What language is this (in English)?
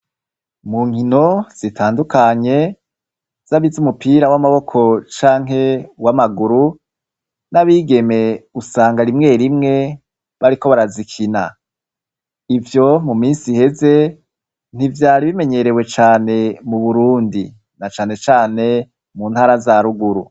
Rundi